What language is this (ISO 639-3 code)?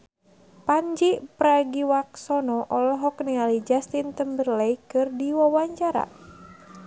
sun